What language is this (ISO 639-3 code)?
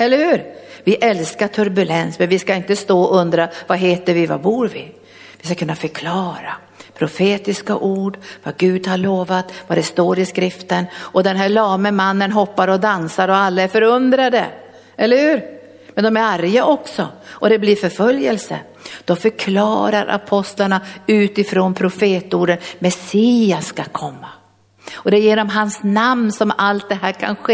swe